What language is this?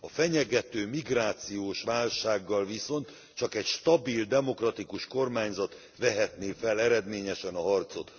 Hungarian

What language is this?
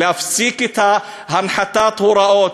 Hebrew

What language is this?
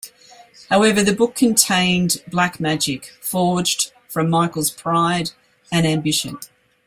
English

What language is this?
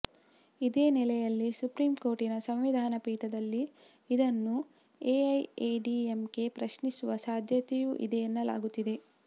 Kannada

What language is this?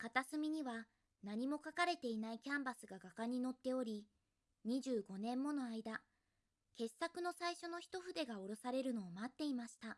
Japanese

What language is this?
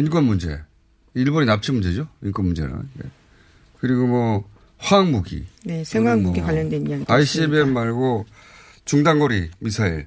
Korean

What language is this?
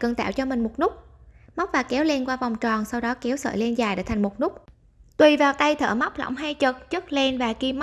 Vietnamese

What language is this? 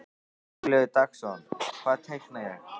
Icelandic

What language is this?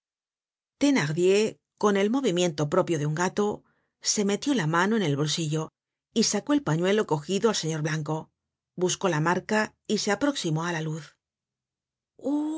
Spanish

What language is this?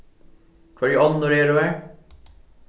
Faroese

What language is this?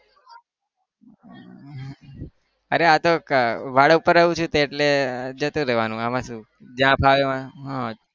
Gujarati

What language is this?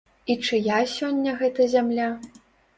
Belarusian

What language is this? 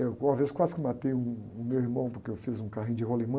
Portuguese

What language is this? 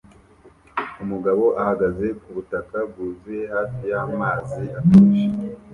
Kinyarwanda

